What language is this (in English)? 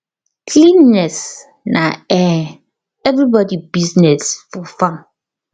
Nigerian Pidgin